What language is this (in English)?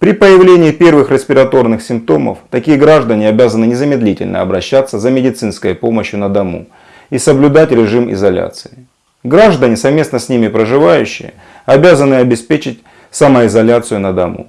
Russian